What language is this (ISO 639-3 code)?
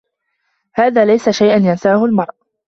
ara